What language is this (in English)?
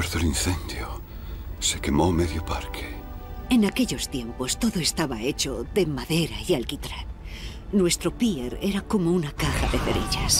Spanish